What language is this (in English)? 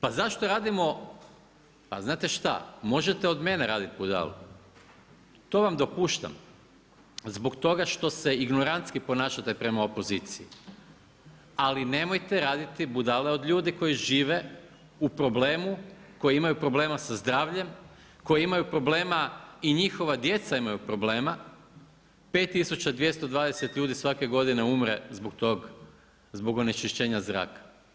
Croatian